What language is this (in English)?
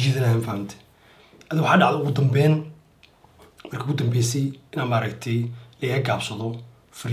Arabic